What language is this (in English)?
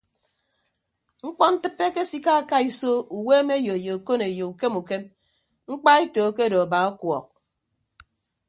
Ibibio